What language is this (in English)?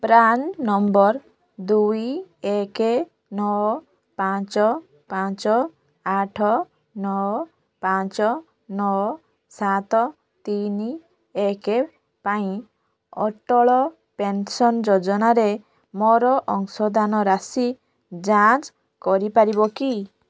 Odia